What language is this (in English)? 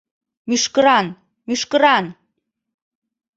Mari